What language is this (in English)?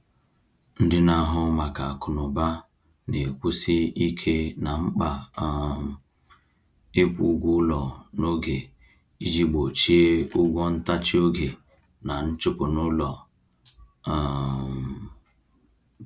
Igbo